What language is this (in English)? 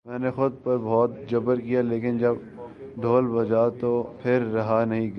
Urdu